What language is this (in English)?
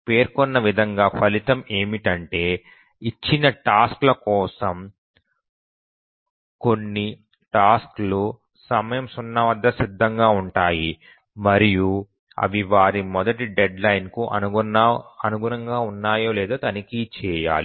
Telugu